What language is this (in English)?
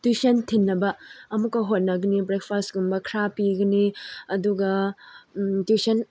Manipuri